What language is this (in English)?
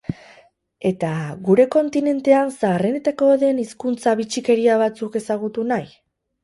Basque